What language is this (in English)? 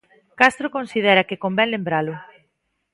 Galician